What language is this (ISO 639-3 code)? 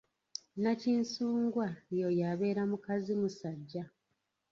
lug